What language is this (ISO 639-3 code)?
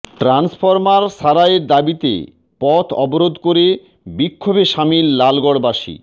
ben